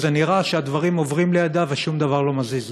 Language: Hebrew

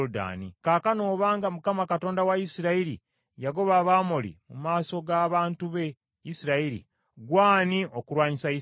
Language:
Ganda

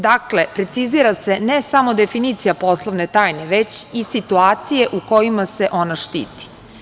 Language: Serbian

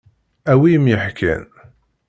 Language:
Kabyle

